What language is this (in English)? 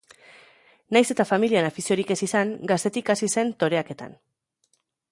Basque